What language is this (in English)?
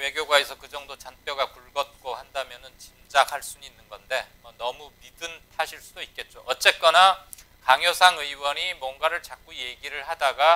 Korean